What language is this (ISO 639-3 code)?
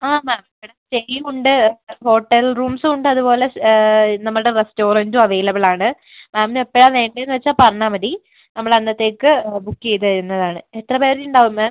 mal